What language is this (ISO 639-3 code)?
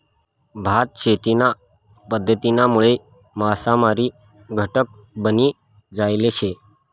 mar